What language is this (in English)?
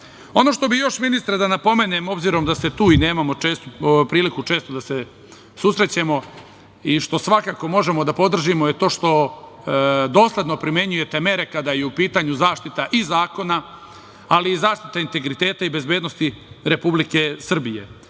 Serbian